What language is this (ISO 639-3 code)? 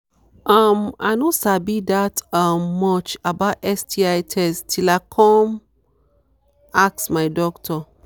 pcm